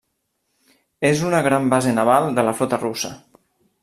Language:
Catalan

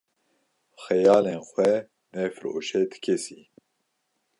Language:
Kurdish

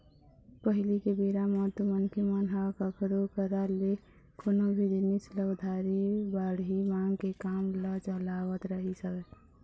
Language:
Chhattisgarhi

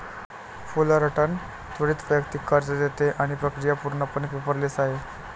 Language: Marathi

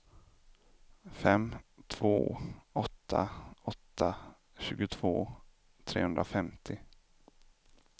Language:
Swedish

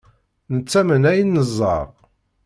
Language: Kabyle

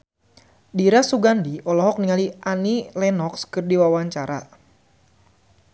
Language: Sundanese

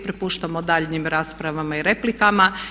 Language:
Croatian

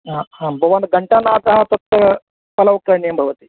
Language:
Sanskrit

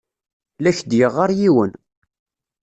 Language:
Kabyle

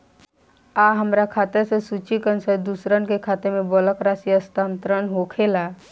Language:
Bhojpuri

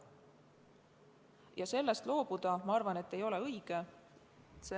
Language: Estonian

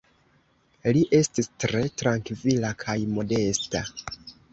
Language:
Esperanto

